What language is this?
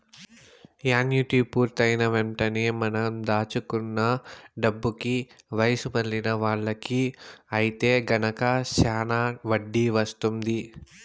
Telugu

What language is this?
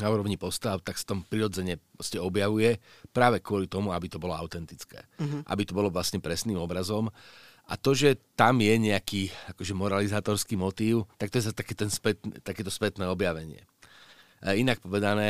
Slovak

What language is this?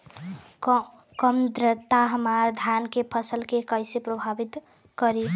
Bhojpuri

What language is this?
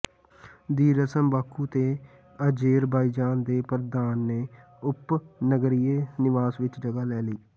Punjabi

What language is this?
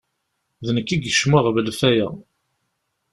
Kabyle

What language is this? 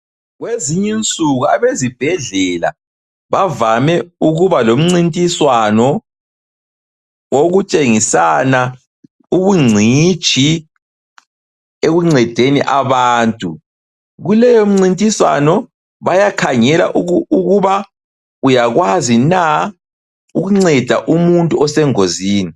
North Ndebele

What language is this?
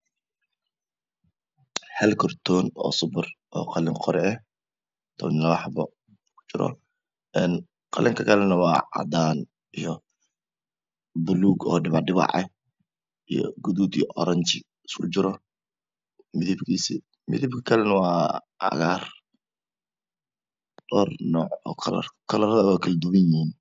Somali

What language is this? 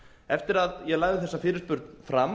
Icelandic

